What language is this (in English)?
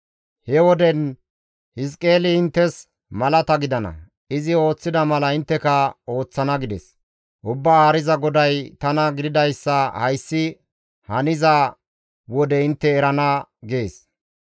Gamo